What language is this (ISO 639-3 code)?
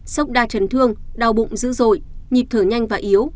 vie